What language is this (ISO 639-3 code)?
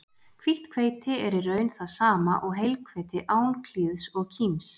isl